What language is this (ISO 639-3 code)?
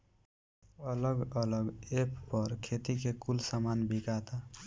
bho